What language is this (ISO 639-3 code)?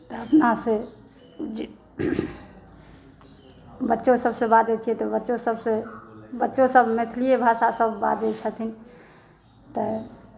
mai